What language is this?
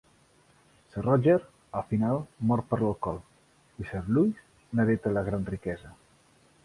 Catalan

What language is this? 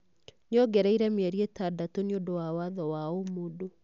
Kikuyu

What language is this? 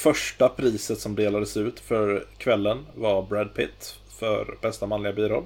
Swedish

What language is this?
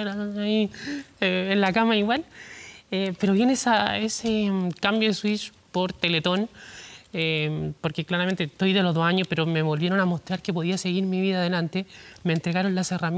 Spanish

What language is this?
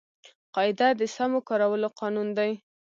Pashto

